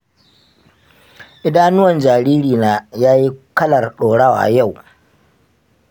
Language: Hausa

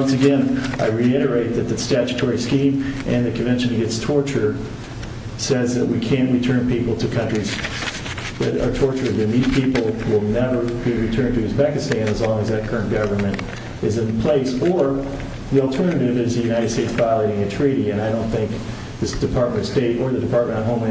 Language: English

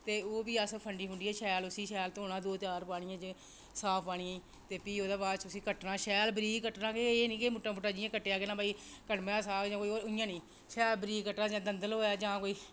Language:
Dogri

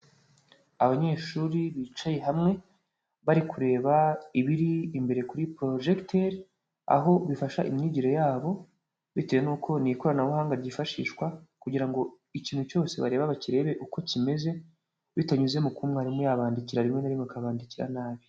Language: Kinyarwanda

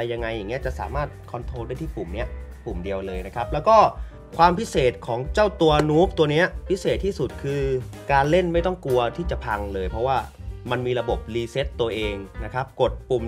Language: Thai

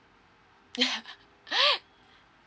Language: English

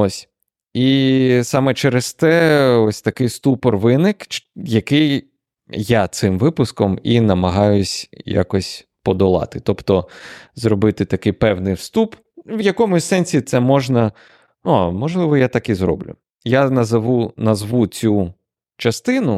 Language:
Ukrainian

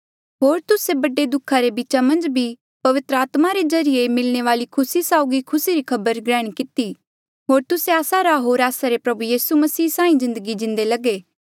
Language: Mandeali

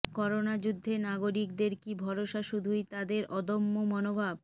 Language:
Bangla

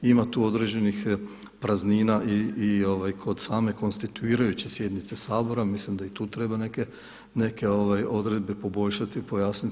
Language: Croatian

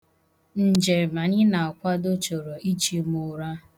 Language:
Igbo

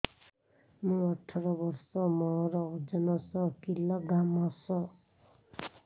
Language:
Odia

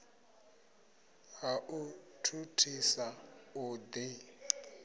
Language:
Venda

